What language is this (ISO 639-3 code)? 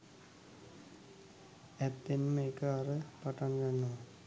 sin